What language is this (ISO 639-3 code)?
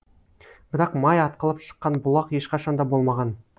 kaz